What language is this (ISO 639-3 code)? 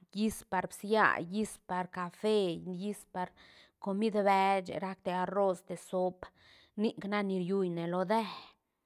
ztn